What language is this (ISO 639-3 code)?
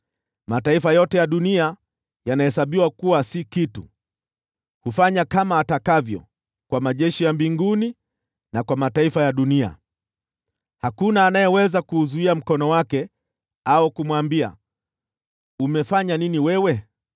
swa